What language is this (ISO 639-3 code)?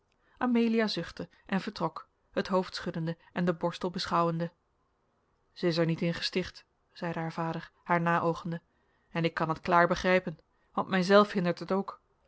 nld